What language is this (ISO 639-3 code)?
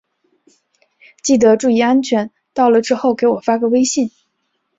zho